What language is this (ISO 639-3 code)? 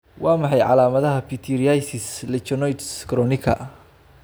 som